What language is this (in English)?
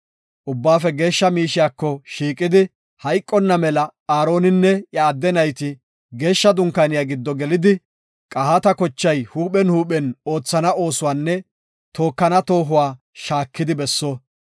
Gofa